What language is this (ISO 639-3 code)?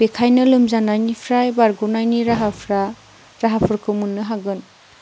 brx